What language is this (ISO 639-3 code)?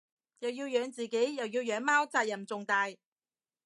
yue